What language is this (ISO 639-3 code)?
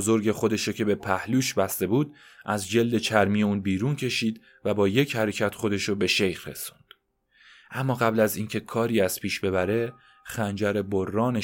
fas